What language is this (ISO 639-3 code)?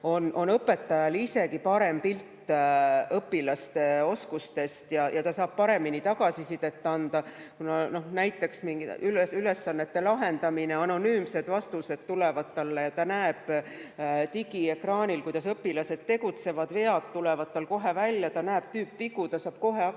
est